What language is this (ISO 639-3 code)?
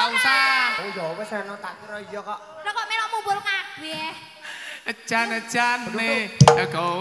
ind